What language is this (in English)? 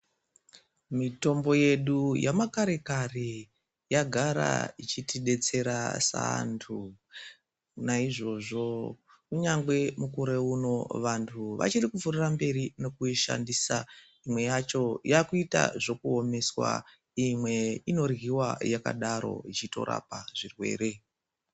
Ndau